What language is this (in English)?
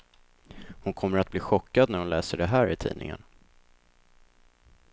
Swedish